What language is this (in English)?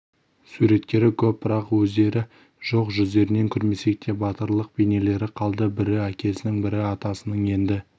Kazakh